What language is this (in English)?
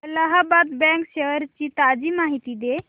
Marathi